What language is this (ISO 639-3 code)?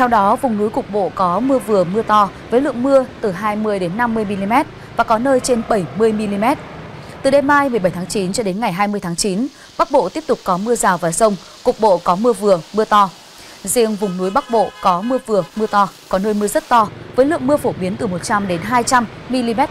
vie